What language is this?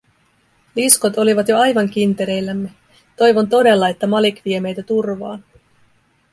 Finnish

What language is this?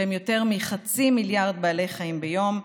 Hebrew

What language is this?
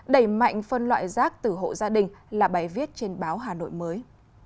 Vietnamese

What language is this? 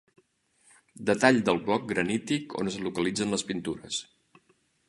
Catalan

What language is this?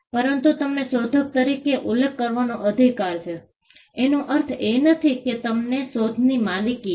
Gujarati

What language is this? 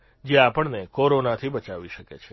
Gujarati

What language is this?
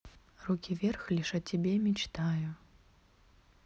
Russian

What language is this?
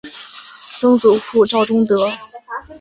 Chinese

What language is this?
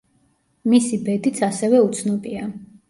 Georgian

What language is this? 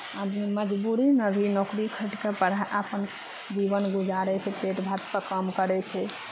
Maithili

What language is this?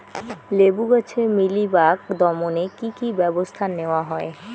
Bangla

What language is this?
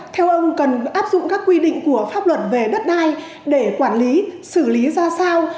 Vietnamese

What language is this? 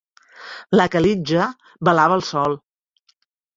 Catalan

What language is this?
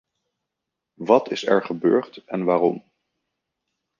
Dutch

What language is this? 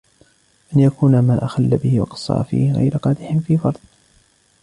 Arabic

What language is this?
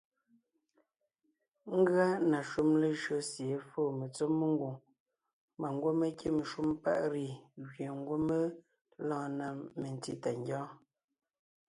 Ngiemboon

